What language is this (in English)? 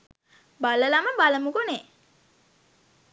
Sinhala